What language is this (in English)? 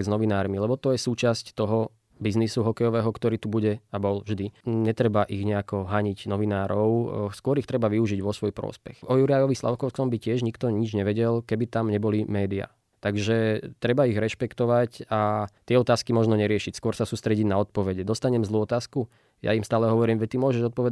Slovak